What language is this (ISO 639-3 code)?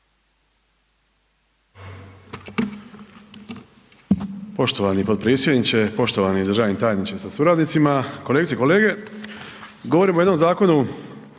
hrv